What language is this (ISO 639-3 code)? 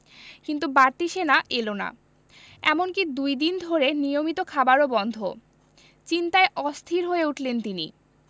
ben